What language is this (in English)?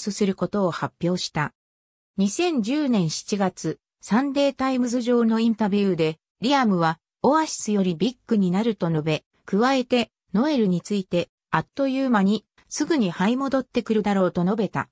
Japanese